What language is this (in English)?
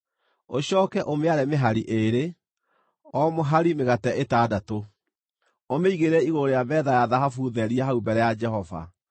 Kikuyu